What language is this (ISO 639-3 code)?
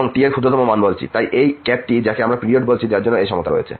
ben